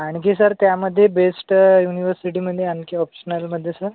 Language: Marathi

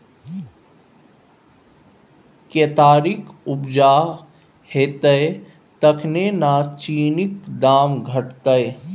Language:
Maithili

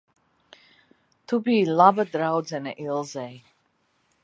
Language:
Latvian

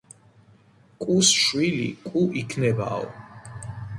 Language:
Georgian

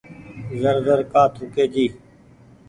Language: Goaria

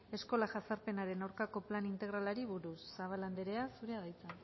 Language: Basque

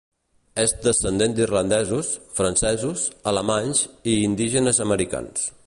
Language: Catalan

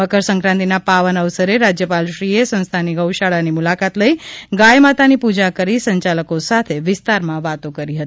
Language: Gujarati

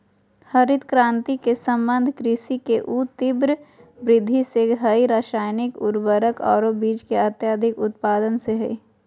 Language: Magahi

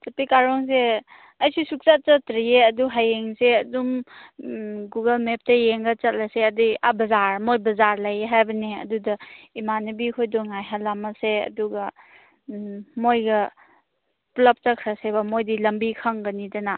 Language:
Manipuri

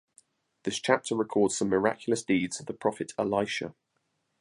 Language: English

